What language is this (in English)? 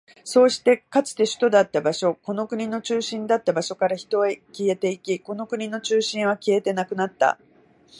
Japanese